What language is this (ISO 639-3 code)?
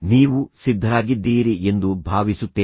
kan